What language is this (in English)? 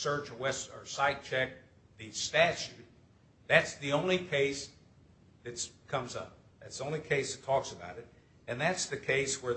English